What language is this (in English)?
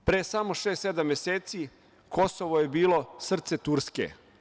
Serbian